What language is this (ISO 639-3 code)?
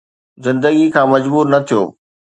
snd